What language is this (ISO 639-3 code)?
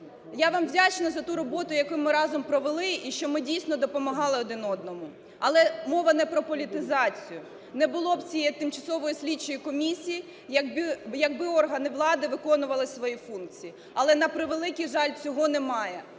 ukr